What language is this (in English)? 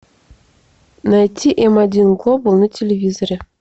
Russian